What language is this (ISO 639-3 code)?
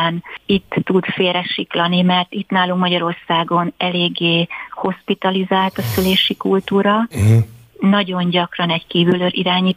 hun